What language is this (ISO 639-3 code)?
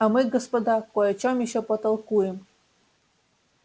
rus